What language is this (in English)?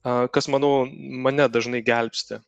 Lithuanian